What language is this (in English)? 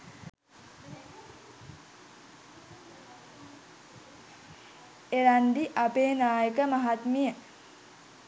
Sinhala